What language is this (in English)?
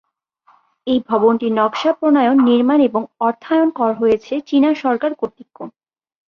Bangla